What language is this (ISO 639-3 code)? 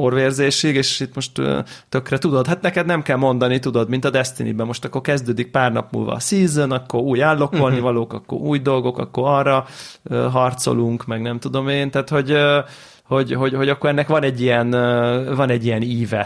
hun